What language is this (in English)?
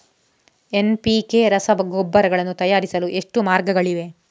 Kannada